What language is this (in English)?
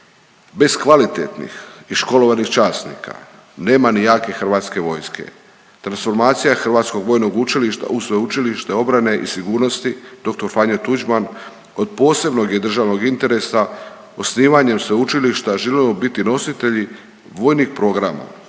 Croatian